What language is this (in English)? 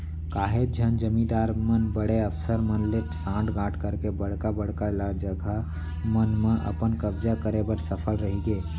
Chhattisgarhi